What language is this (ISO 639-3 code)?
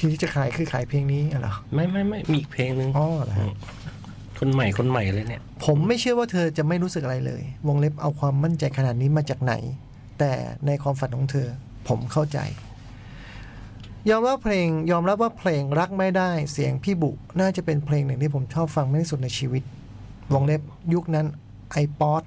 tha